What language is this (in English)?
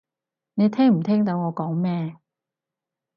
Cantonese